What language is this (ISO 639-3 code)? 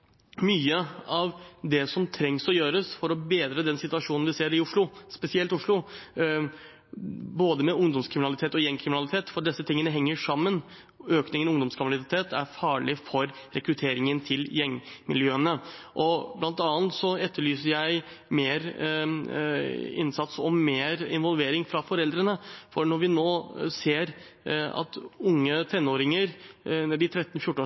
nob